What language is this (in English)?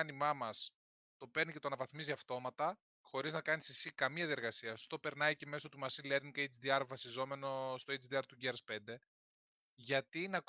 Greek